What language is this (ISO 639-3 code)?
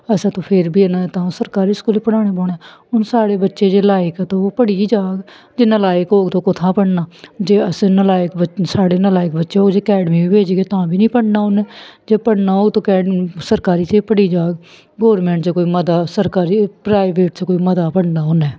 doi